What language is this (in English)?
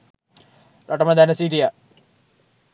Sinhala